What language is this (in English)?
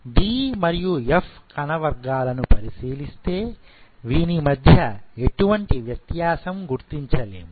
Telugu